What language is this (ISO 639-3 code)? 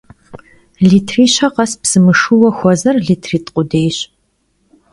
kbd